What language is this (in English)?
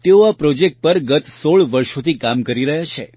Gujarati